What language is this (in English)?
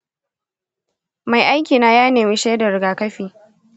Hausa